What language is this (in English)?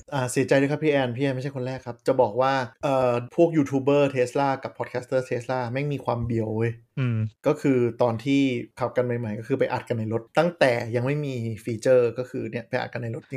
Thai